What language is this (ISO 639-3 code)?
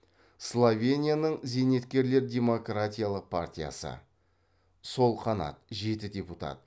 kaz